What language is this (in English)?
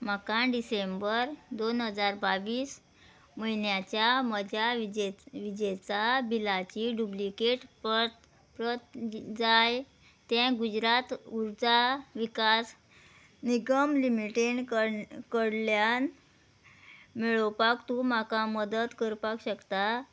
Konkani